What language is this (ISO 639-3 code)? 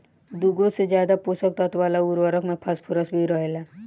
bho